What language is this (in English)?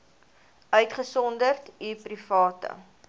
Afrikaans